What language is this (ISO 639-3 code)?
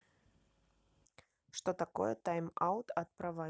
rus